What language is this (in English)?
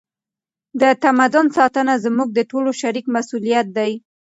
Pashto